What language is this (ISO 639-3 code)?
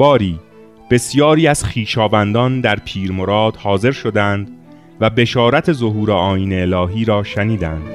fas